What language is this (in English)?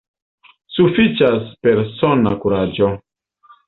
Esperanto